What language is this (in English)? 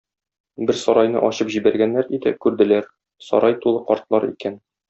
Tatar